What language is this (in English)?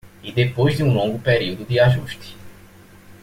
Portuguese